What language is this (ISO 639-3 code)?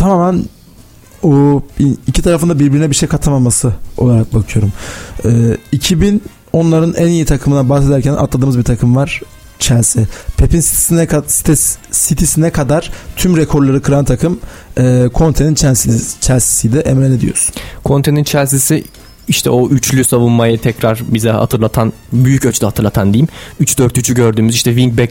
tur